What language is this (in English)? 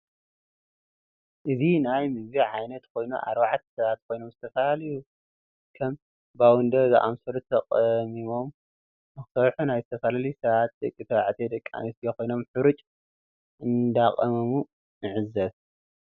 Tigrinya